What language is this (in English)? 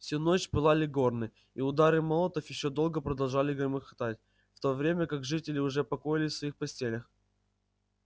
Russian